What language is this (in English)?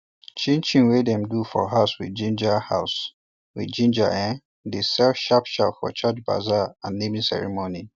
Nigerian Pidgin